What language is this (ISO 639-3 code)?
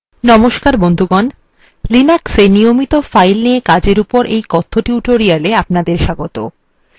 ben